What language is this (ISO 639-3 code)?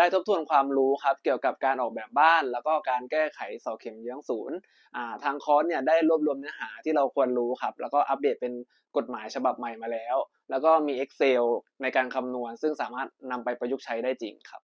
tha